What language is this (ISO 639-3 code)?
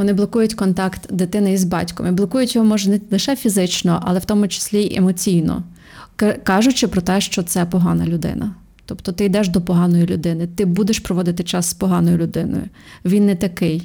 ukr